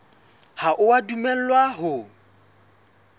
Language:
Southern Sotho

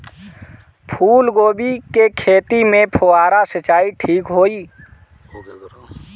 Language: Bhojpuri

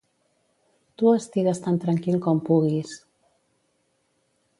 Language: Catalan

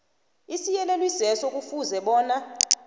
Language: South Ndebele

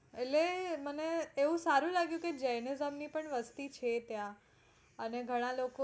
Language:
Gujarati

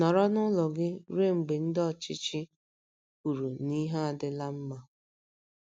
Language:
Igbo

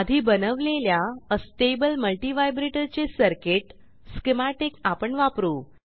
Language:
Marathi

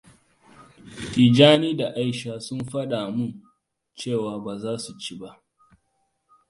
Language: Hausa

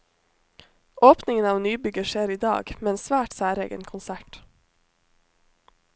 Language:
Norwegian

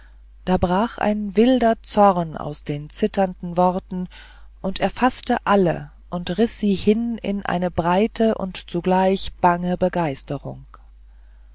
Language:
German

